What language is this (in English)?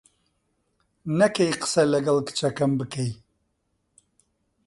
Central Kurdish